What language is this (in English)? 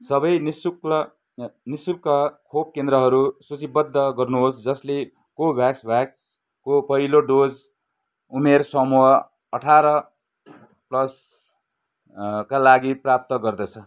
Nepali